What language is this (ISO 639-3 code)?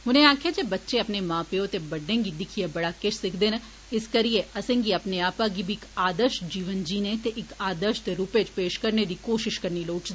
doi